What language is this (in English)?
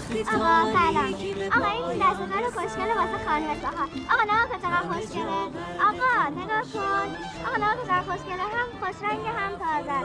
Persian